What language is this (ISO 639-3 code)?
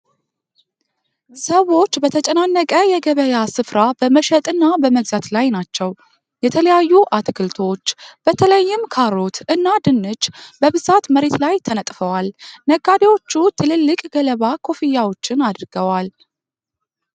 amh